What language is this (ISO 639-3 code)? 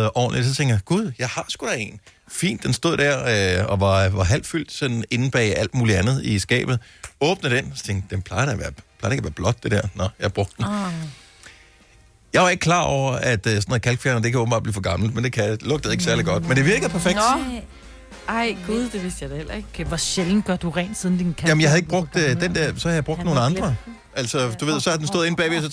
dan